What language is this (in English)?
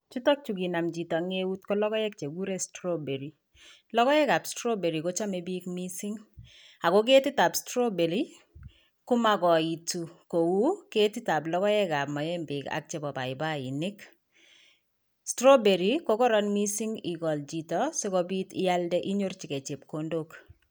Kalenjin